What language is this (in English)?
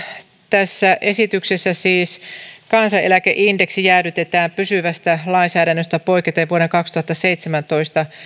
Finnish